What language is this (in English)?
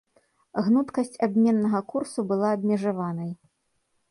Belarusian